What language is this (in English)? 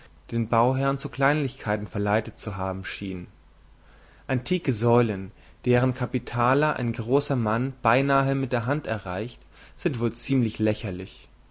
German